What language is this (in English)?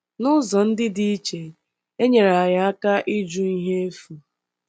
Igbo